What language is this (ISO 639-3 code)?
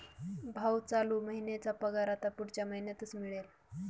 mar